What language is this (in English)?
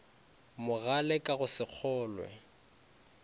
Northern Sotho